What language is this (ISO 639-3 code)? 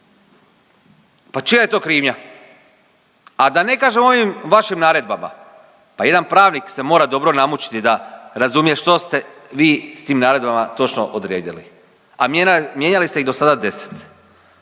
hrv